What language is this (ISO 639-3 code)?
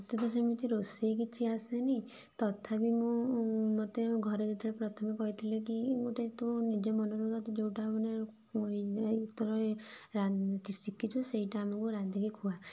ori